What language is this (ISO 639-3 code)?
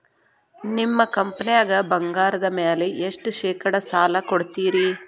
kan